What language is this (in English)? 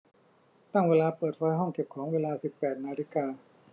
Thai